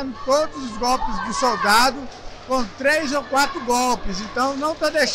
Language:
Portuguese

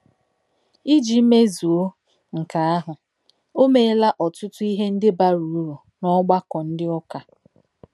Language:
Igbo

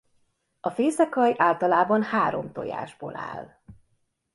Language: Hungarian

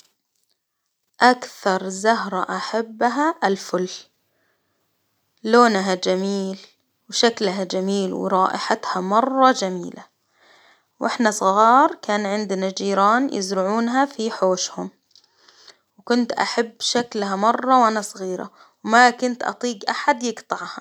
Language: Hijazi Arabic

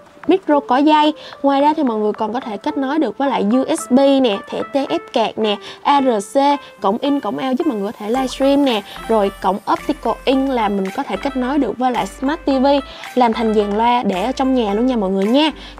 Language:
Vietnamese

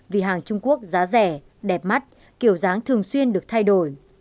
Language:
Vietnamese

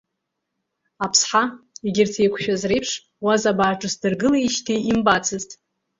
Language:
Abkhazian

